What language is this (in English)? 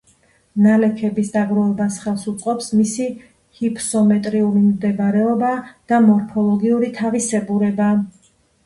Georgian